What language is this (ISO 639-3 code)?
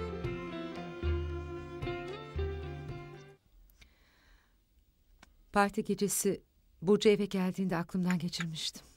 tur